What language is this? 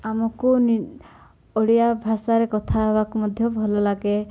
Odia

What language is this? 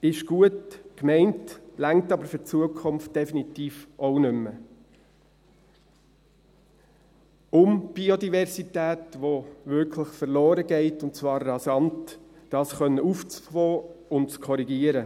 Swiss German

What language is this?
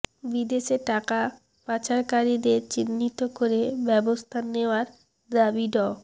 Bangla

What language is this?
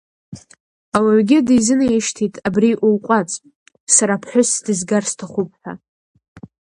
Abkhazian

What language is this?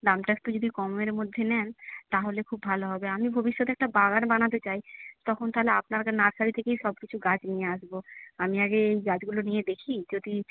Bangla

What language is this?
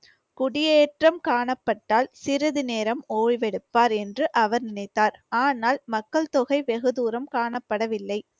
Tamil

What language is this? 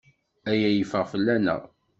Kabyle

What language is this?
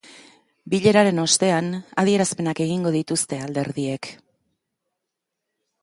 Basque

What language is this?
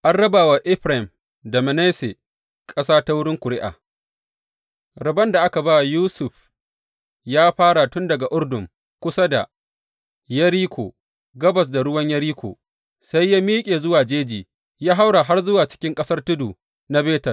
Hausa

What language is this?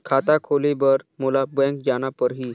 Chhattisgarhi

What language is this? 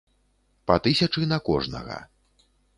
Belarusian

